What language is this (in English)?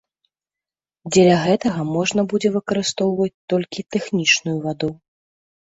Belarusian